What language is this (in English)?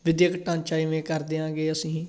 Punjabi